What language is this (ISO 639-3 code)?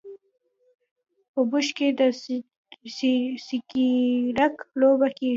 pus